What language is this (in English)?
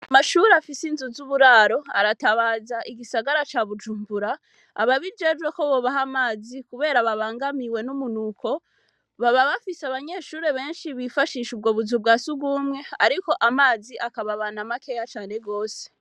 Rundi